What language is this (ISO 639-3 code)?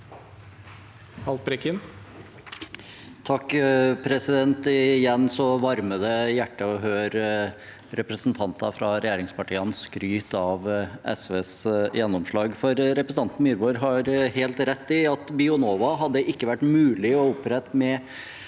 nor